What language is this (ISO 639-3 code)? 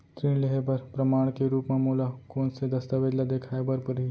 hne